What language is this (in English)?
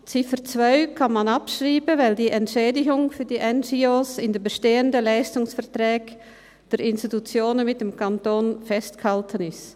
Swiss German